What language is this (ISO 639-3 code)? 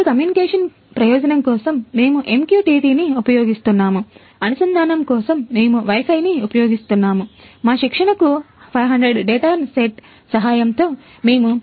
tel